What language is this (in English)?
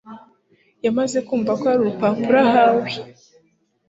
Kinyarwanda